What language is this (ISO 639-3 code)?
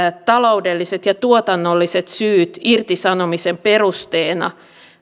fin